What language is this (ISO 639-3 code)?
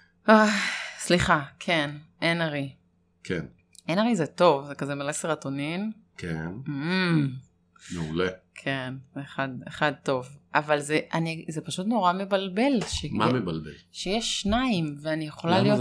heb